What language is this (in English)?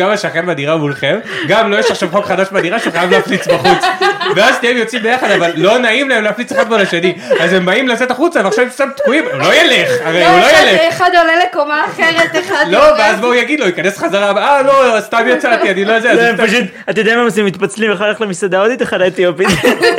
Hebrew